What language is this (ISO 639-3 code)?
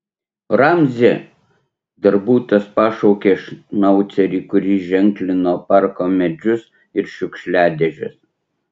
lit